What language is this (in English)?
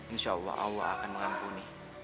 Indonesian